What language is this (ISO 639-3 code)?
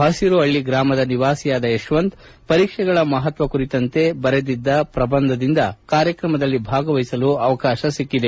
kan